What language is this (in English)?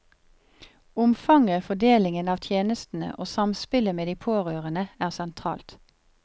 Norwegian